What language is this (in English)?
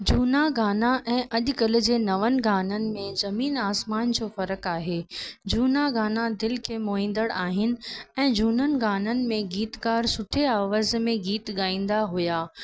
Sindhi